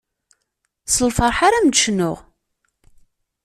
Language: Kabyle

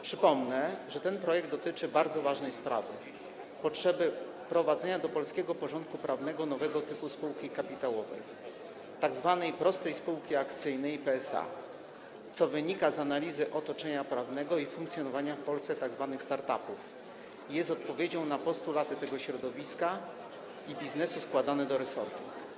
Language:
Polish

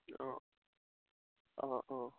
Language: Assamese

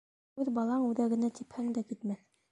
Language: Bashkir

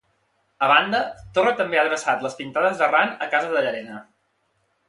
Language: Catalan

